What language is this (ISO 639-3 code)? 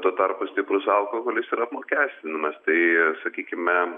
lit